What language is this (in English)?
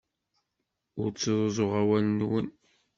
Kabyle